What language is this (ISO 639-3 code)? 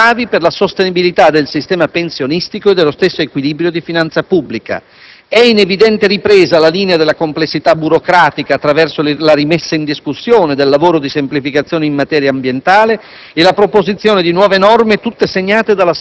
ita